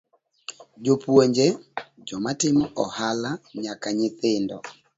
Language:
Luo (Kenya and Tanzania)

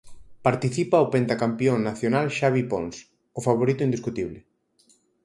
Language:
Galician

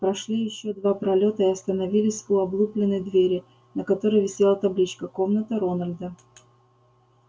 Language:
Russian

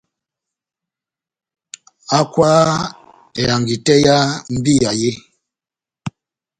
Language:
Batanga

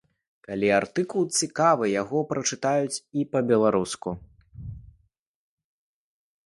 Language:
Belarusian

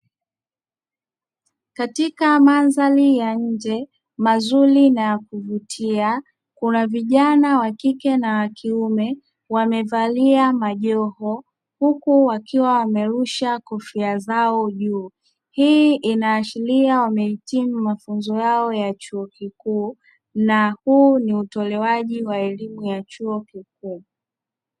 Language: Swahili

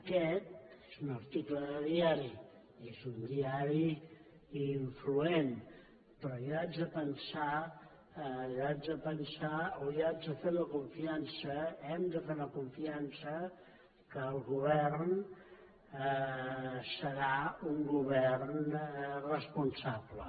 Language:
Catalan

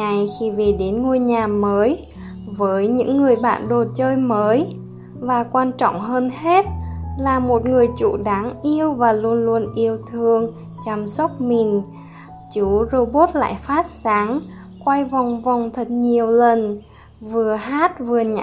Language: Vietnamese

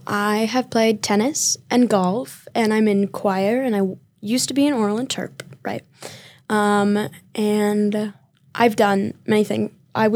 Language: English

